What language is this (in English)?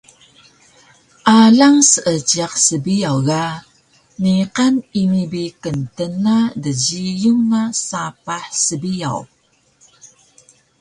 Taroko